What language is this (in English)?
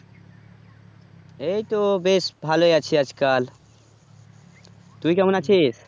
Bangla